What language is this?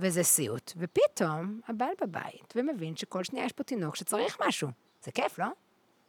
Hebrew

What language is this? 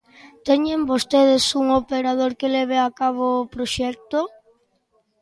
Galician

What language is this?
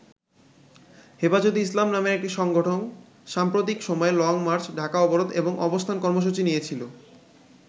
Bangla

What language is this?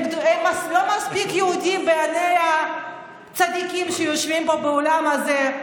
Hebrew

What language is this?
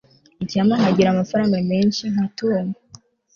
Kinyarwanda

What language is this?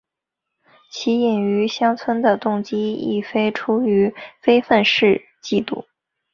Chinese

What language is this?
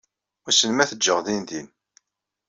Kabyle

